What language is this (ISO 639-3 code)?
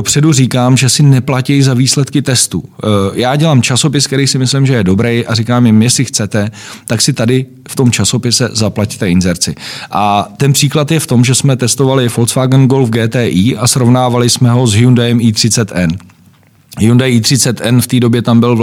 ces